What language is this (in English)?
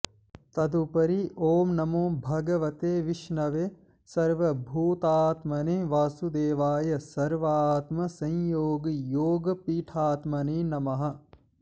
Sanskrit